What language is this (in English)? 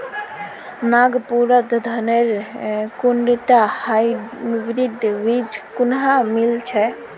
Magahi